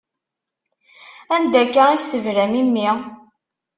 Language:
Kabyle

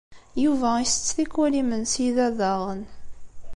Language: Kabyle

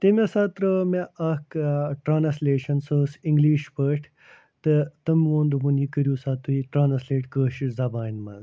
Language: Kashmiri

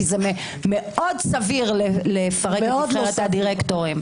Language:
Hebrew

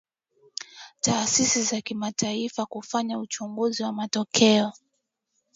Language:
Swahili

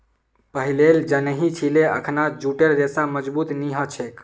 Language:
Magahi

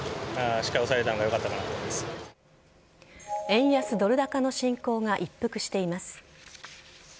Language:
Japanese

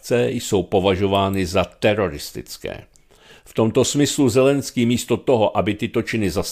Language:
Czech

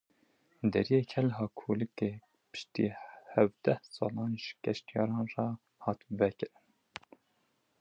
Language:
Kurdish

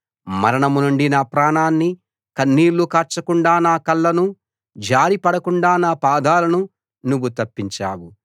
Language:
Telugu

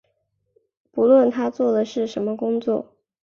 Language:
Chinese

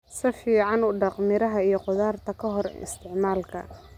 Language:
Somali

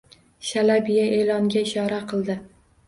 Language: Uzbek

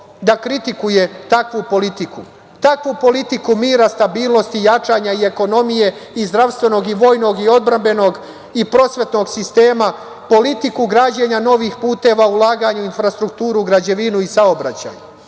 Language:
Serbian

